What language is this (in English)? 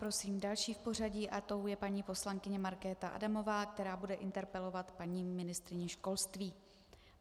Czech